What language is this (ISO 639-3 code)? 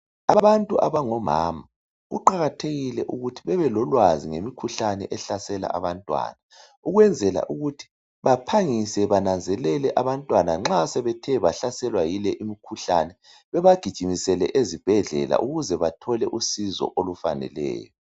nde